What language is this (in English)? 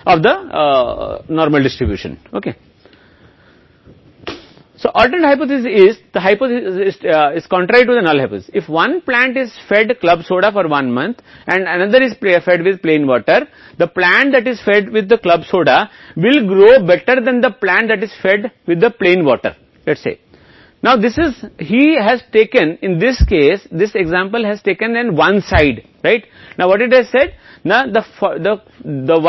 Hindi